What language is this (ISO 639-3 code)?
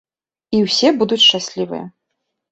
bel